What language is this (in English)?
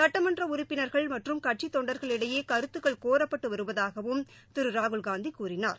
Tamil